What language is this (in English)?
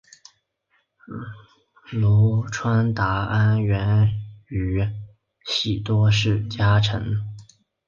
Chinese